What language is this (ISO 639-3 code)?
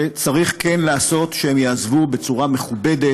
heb